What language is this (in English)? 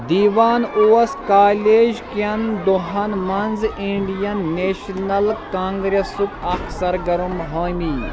Kashmiri